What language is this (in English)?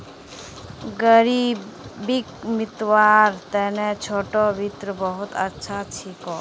Magahi